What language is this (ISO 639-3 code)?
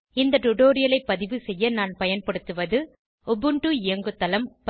tam